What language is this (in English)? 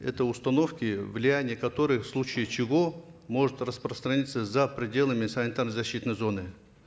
Kazakh